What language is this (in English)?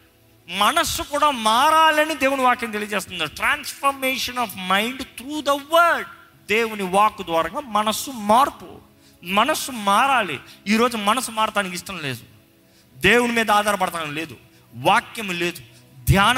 Telugu